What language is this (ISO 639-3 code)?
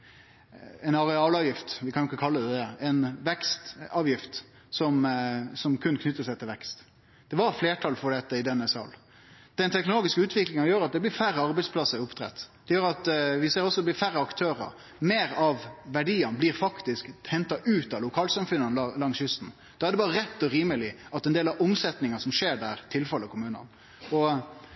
nno